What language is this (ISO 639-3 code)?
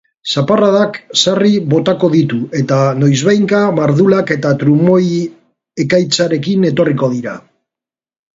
eus